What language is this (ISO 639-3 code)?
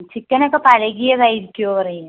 mal